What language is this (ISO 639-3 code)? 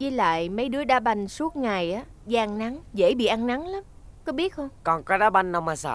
vie